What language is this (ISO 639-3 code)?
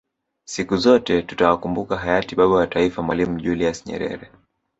swa